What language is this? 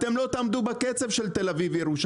Hebrew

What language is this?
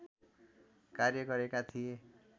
Nepali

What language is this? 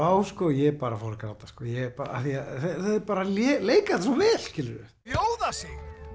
Icelandic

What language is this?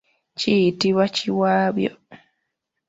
Ganda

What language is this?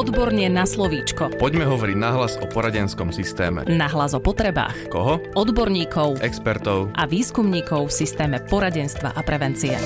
Slovak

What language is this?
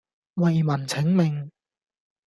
Cantonese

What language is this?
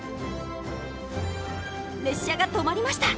Japanese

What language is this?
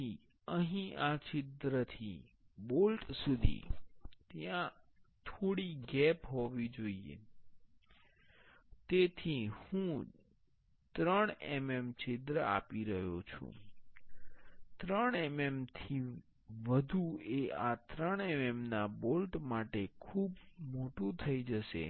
Gujarati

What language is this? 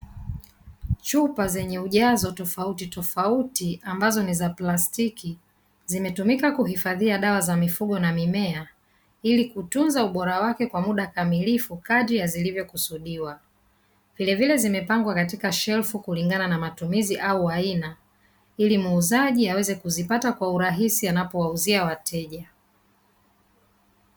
Swahili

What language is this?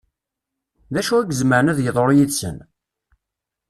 Kabyle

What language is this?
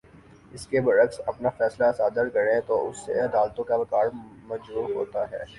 Urdu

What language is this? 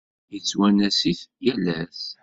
Kabyle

